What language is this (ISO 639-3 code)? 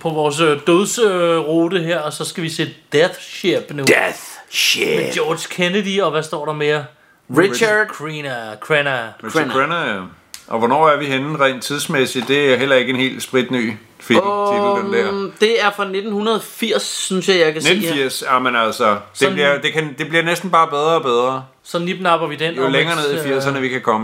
dan